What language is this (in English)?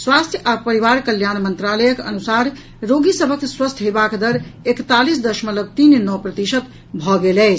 Maithili